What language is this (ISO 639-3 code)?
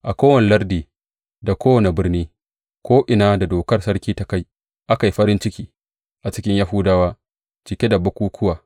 hau